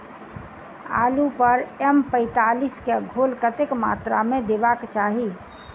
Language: Maithili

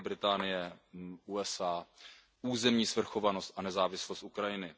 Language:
Czech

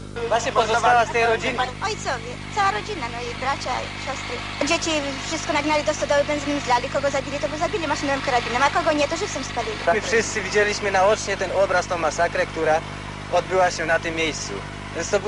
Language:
Polish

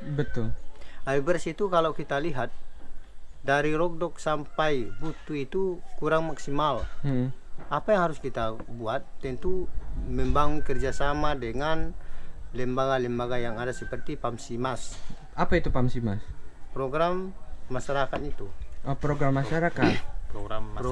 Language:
Indonesian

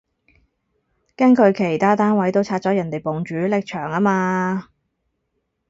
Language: Cantonese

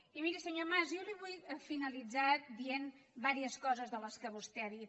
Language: Catalan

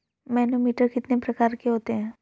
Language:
Hindi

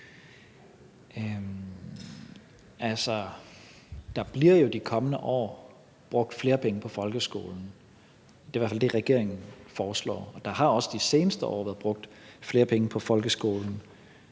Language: Danish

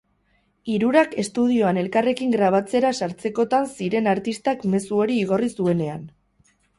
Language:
Basque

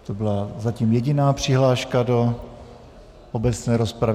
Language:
Czech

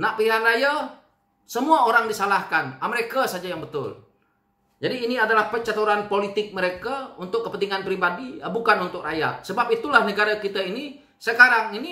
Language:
Indonesian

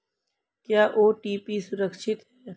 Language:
Hindi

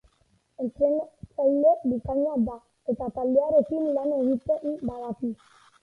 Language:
Basque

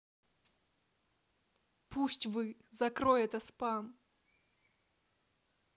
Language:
Russian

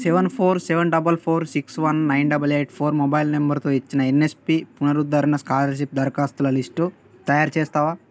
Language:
Telugu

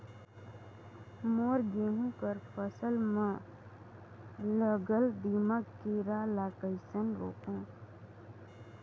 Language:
Chhattisgarhi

